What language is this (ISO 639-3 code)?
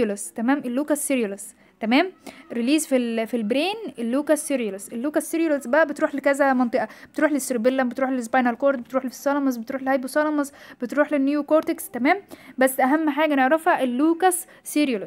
ara